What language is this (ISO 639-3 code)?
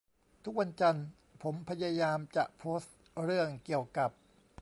tha